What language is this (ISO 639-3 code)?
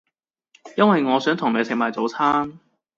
yue